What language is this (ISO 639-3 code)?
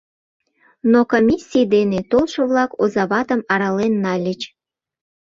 chm